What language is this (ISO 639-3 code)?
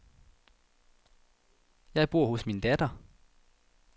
dan